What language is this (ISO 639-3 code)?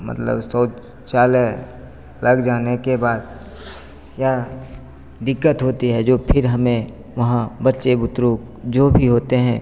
hin